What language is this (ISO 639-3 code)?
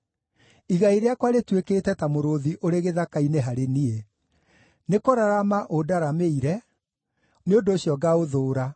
kik